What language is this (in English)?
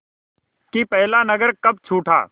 Hindi